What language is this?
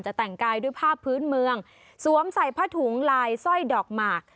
Thai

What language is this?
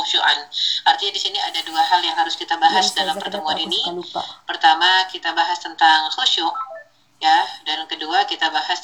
Indonesian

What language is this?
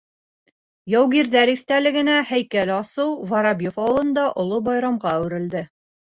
Bashkir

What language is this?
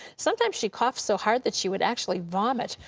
English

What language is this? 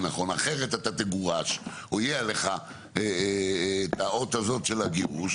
Hebrew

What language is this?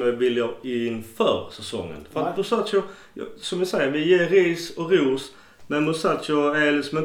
Swedish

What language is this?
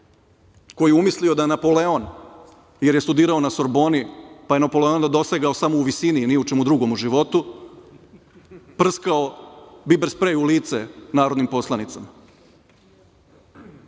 Serbian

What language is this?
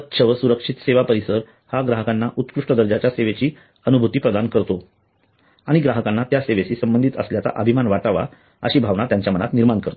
Marathi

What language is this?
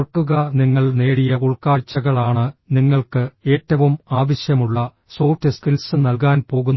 Malayalam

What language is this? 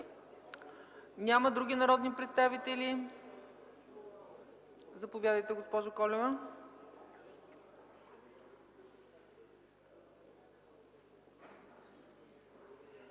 Bulgarian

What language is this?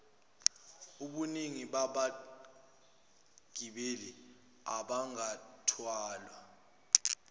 Zulu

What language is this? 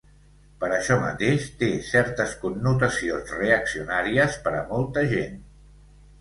Catalan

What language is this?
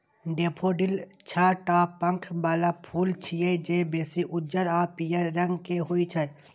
Maithili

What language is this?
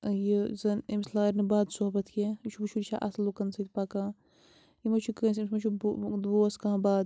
Kashmiri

